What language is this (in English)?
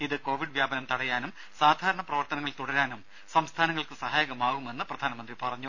Malayalam